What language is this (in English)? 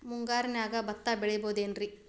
Kannada